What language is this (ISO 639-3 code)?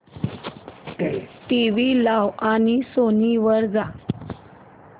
mar